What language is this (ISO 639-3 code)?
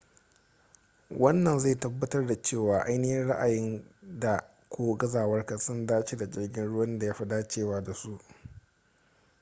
hau